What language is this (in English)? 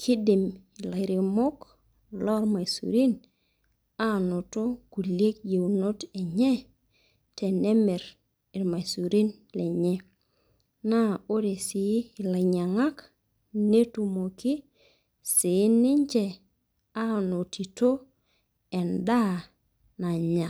Masai